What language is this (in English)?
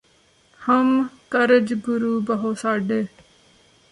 Punjabi